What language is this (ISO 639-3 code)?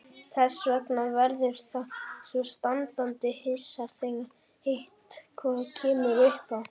isl